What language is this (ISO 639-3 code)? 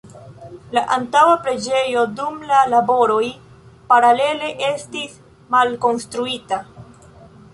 epo